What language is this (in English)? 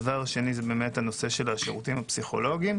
Hebrew